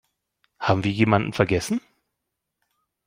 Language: German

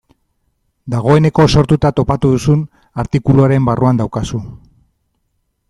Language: Basque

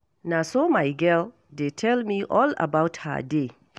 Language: Nigerian Pidgin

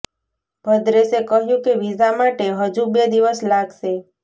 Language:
Gujarati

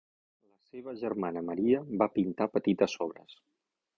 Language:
Catalan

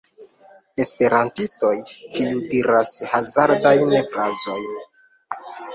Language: Esperanto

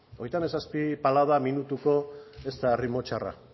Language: Basque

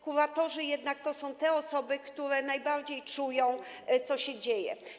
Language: Polish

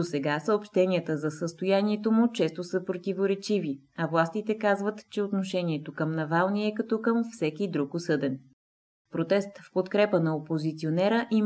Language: Bulgarian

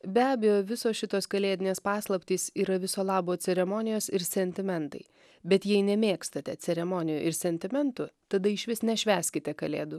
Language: Lithuanian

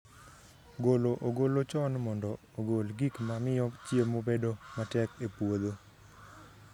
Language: Luo (Kenya and Tanzania)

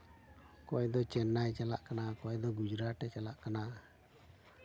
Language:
Santali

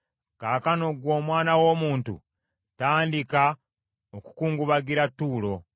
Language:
Ganda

